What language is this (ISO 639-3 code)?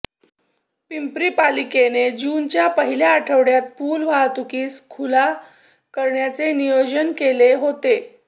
mar